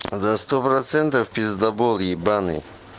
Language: Russian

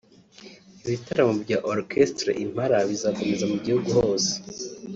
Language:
Kinyarwanda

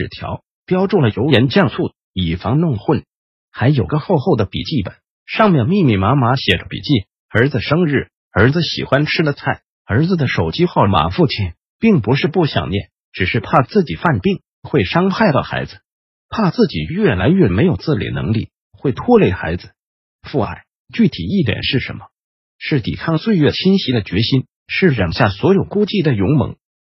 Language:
Chinese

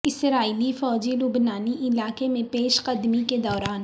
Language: Urdu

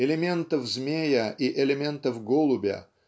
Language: Russian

